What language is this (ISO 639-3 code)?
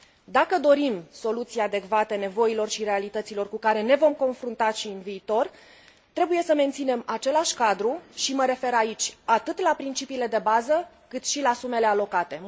ron